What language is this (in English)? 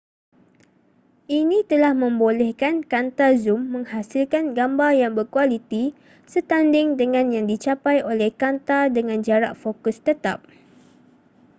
Malay